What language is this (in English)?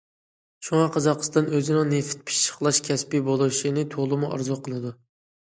Uyghur